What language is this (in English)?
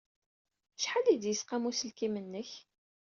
Kabyle